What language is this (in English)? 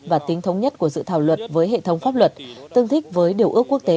Vietnamese